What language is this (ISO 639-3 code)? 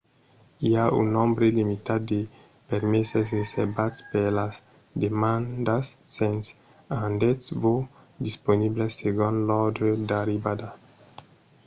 oci